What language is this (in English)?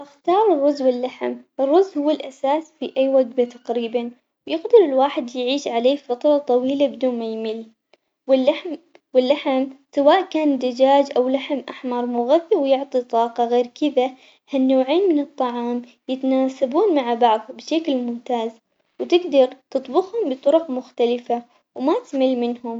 Omani Arabic